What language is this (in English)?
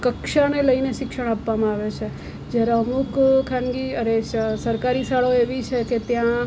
Gujarati